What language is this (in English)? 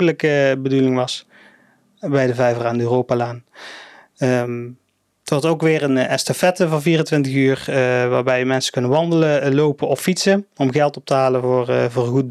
Dutch